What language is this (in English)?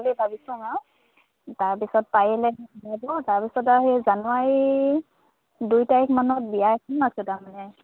Assamese